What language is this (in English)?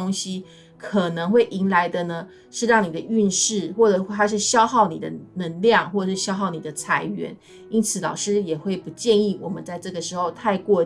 Chinese